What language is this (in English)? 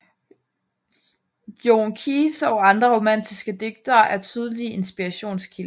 Danish